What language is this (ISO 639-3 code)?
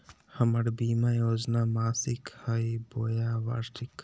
mag